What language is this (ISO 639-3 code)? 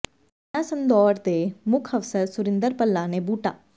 pan